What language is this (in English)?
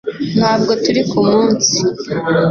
Kinyarwanda